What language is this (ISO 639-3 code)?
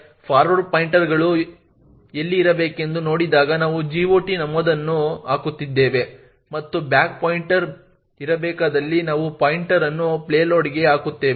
kan